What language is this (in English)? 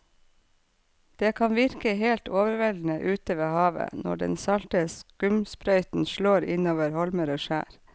Norwegian